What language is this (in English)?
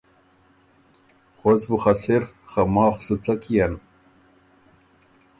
Ormuri